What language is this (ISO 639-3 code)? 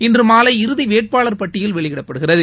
tam